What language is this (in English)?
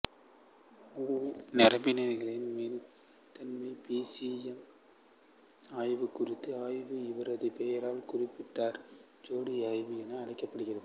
Tamil